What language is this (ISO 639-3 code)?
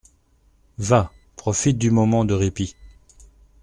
fra